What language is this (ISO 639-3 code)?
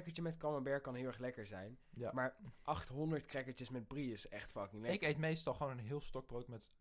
nld